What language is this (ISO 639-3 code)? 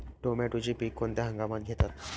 mar